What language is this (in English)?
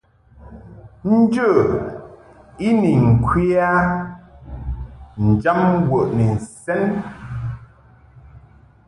Mungaka